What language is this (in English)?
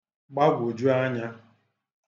Igbo